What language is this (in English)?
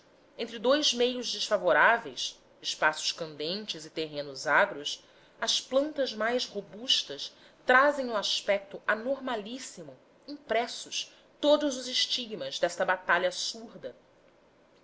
Portuguese